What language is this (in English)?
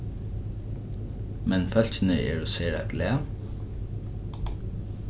Faroese